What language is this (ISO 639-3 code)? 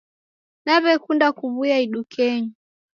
dav